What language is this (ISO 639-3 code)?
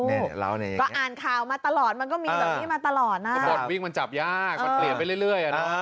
tha